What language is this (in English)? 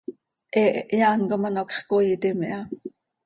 Seri